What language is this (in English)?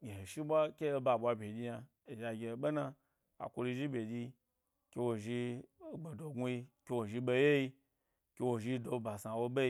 Gbari